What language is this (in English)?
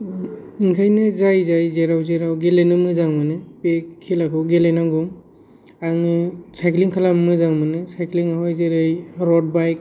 Bodo